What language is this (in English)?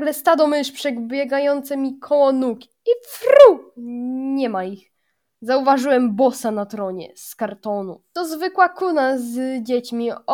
Polish